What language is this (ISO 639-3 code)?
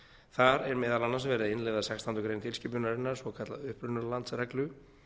isl